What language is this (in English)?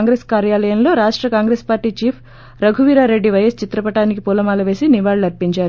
Telugu